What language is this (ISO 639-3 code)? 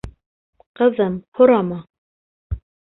bak